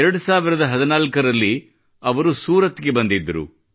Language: Kannada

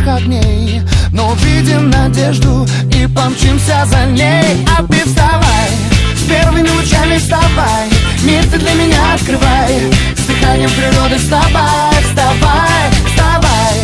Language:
Thai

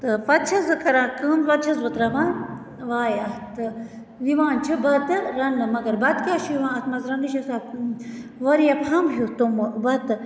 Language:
Kashmiri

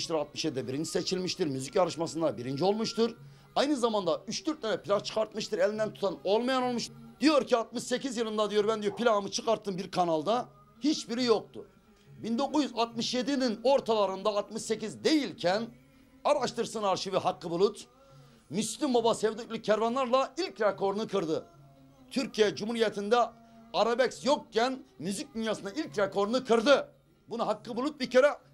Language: Turkish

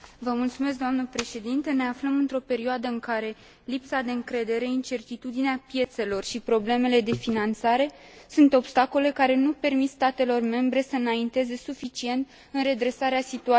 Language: Romanian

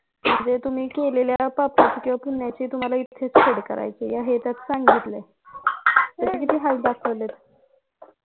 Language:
Marathi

